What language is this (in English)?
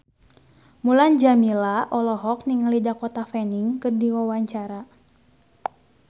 Sundanese